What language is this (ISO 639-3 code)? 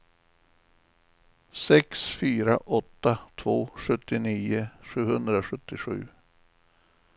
swe